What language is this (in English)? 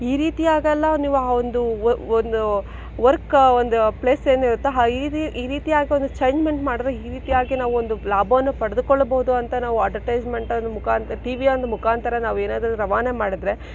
Kannada